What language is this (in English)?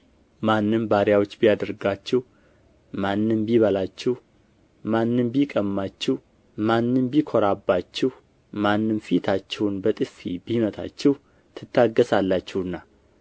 Amharic